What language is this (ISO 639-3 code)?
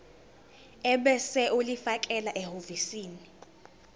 zul